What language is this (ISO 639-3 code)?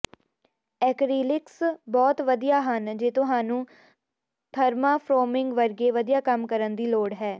pan